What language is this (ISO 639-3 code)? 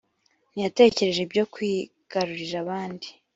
kin